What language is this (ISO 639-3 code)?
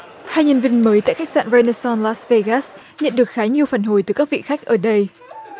vie